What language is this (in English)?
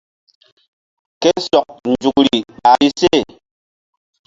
Mbum